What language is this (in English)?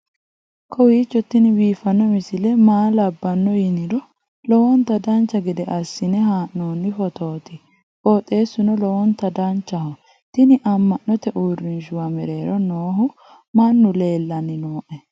Sidamo